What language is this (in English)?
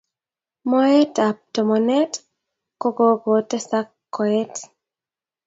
Kalenjin